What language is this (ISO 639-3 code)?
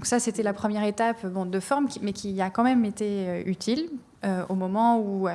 fra